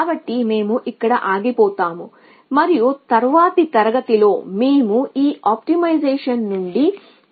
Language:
Telugu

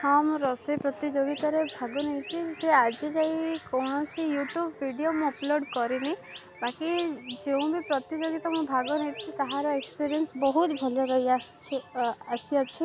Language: Odia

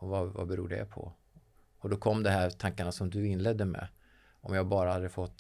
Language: Swedish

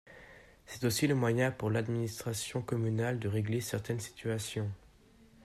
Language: French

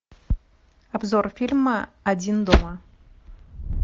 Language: Russian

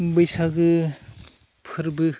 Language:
Bodo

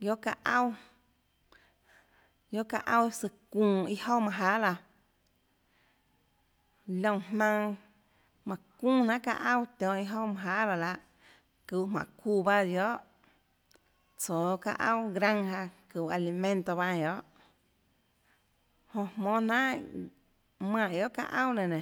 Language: Tlacoatzintepec Chinantec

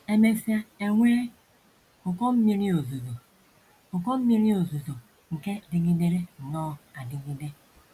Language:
Igbo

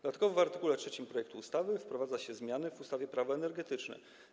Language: Polish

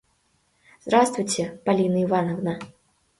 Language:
Mari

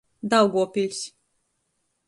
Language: Latgalian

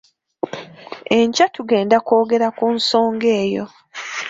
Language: Ganda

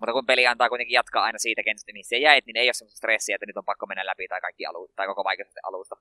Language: Finnish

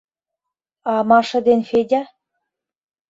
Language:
Mari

